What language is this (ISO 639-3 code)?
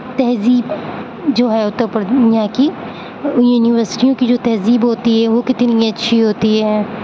urd